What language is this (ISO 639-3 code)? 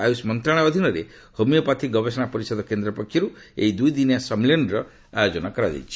ori